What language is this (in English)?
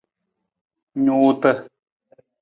Nawdm